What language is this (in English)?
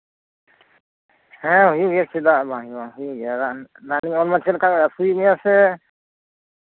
Santali